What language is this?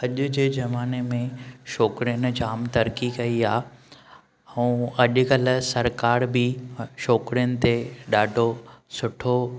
Sindhi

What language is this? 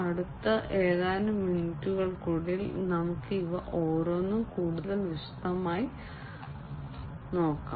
Malayalam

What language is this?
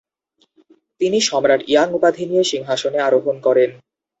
Bangla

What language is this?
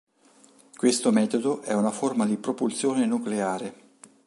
Italian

